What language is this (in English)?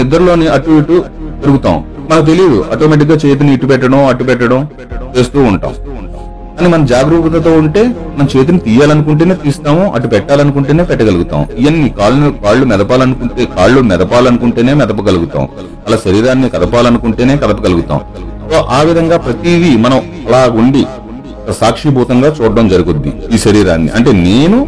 Telugu